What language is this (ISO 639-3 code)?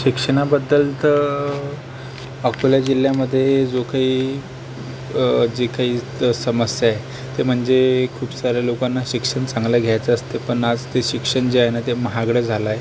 mar